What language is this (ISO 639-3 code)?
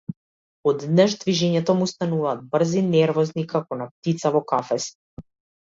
mkd